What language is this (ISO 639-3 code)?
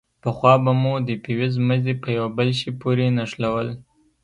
pus